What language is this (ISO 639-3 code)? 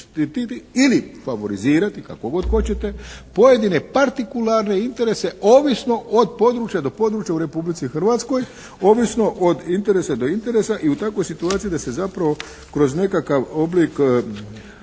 hrv